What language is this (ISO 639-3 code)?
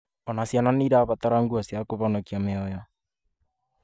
kik